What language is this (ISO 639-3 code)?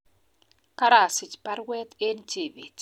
kln